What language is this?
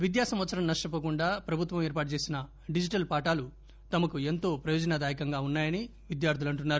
Telugu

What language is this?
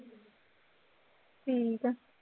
Punjabi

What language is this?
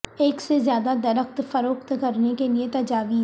Urdu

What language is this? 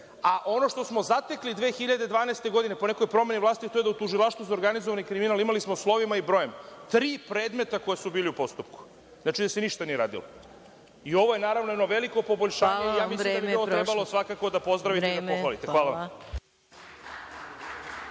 Serbian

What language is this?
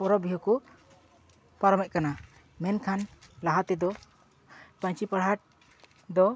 Santali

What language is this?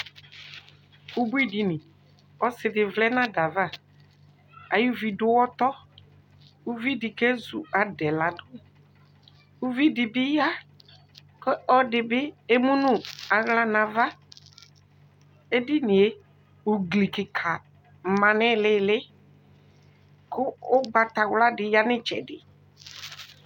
Ikposo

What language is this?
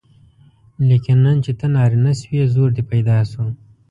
Pashto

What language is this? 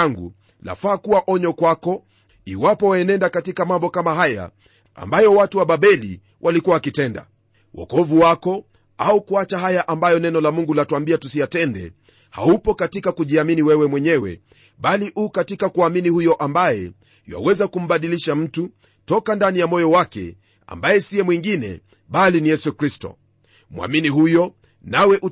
Swahili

